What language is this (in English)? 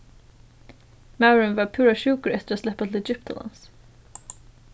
Faroese